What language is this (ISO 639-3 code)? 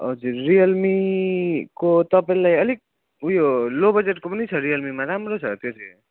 nep